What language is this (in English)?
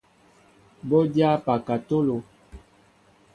Mbo (Cameroon)